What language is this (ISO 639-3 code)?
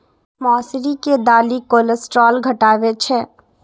mai